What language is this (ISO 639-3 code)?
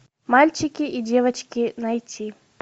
rus